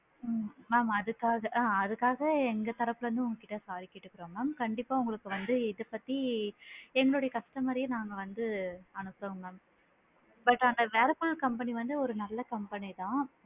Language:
Tamil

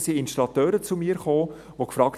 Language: Swiss German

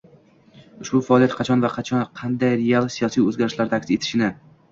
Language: Uzbek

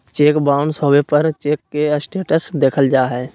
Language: Magahi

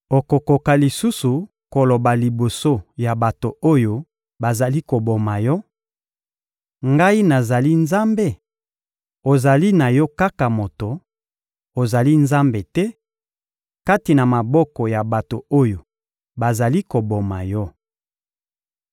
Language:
Lingala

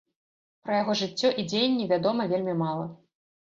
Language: Belarusian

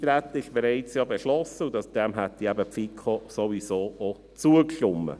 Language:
Swiss German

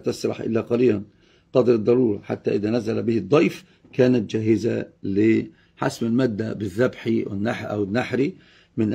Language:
Arabic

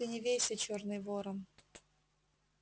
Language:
Russian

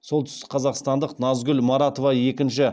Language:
Kazakh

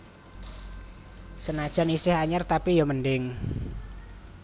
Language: Javanese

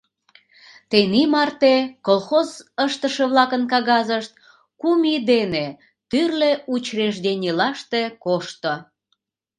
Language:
Mari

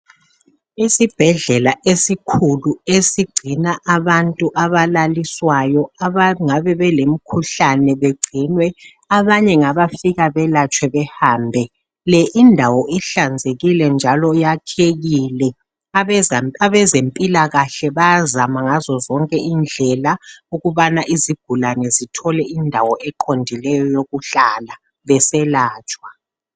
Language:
North Ndebele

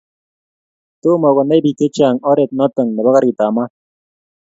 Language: Kalenjin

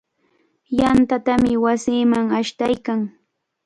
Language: Cajatambo North Lima Quechua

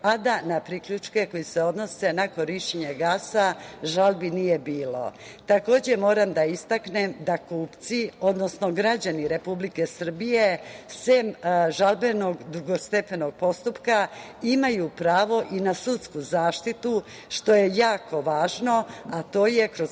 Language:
Serbian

